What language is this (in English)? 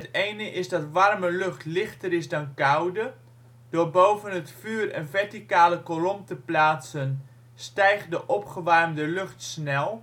Dutch